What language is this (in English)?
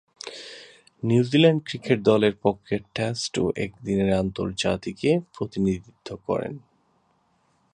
Bangla